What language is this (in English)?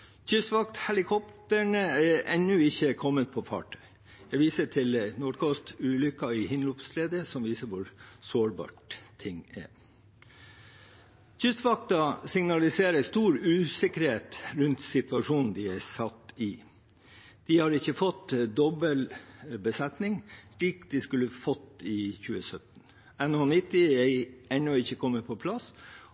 Norwegian Bokmål